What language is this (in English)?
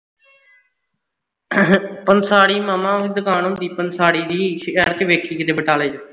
Punjabi